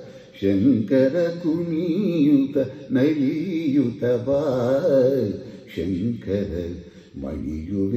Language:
Arabic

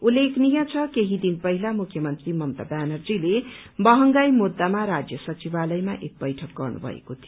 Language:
Nepali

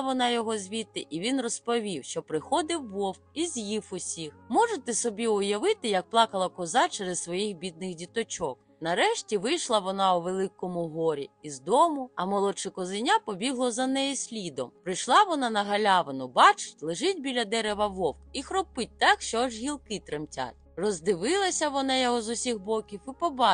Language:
Ukrainian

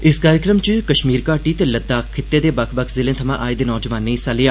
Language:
Dogri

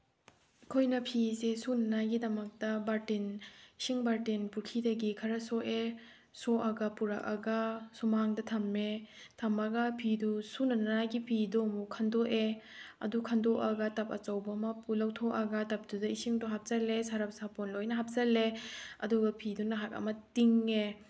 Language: Manipuri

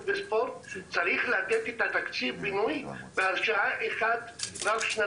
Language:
Hebrew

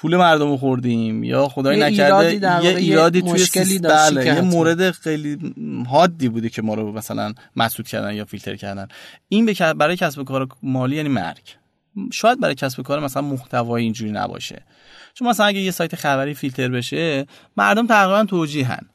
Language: Persian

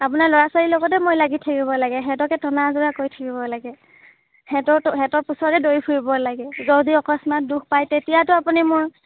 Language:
Assamese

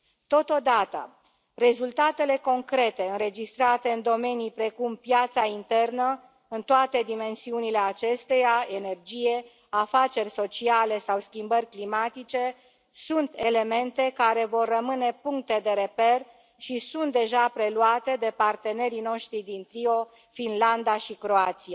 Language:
Romanian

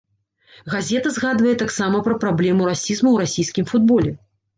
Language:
Belarusian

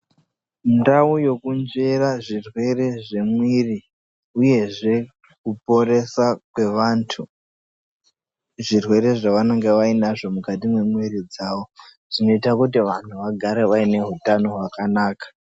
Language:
Ndau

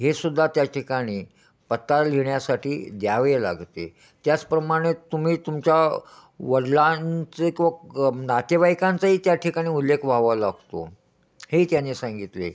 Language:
Marathi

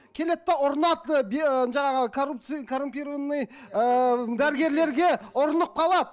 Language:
Kazakh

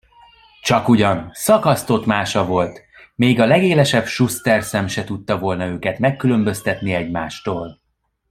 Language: Hungarian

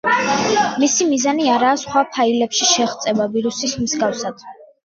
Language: Georgian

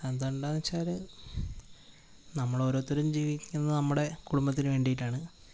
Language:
Malayalam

